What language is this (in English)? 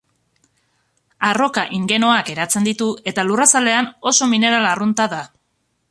Basque